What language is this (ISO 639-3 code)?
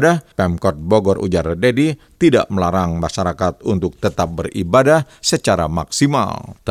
ind